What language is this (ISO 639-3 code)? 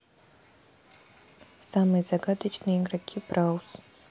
rus